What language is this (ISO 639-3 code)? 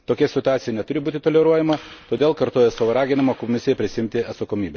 lit